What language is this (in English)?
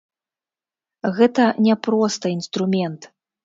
Belarusian